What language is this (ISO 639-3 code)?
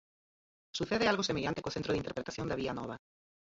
glg